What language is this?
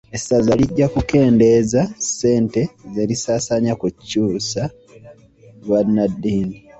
Ganda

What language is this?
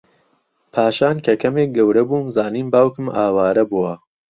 Central Kurdish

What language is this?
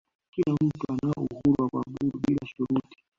Swahili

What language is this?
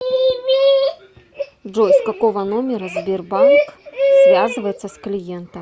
Russian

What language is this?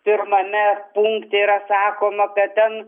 Lithuanian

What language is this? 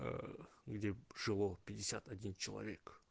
Russian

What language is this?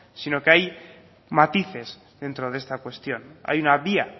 Spanish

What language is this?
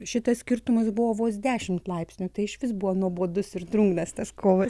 Lithuanian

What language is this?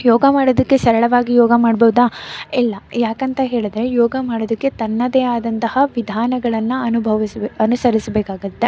Kannada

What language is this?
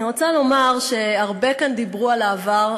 Hebrew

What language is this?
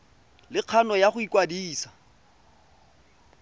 Tswana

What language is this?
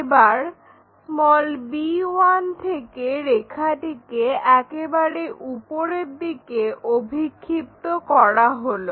Bangla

